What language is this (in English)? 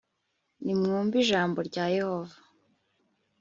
Kinyarwanda